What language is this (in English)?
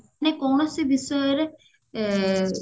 Odia